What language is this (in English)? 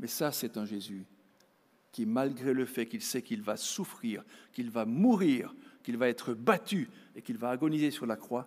French